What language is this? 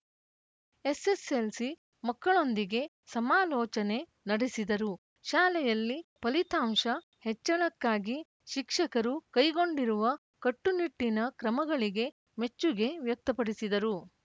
Kannada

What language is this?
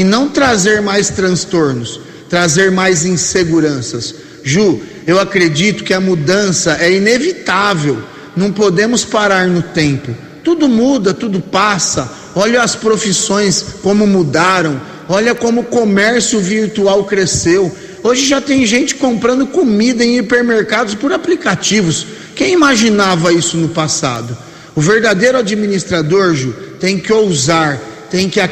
Portuguese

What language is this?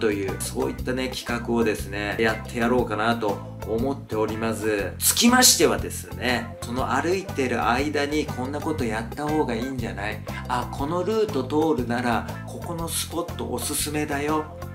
Japanese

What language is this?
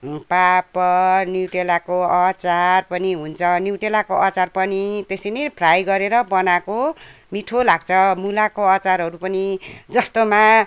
Nepali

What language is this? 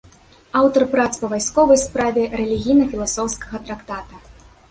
Belarusian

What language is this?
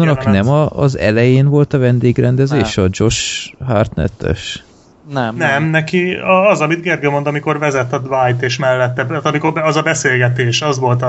Hungarian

